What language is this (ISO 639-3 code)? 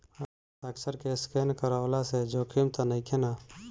bho